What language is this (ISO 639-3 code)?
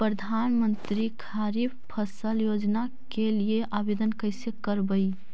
mag